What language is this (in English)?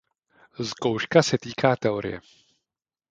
Czech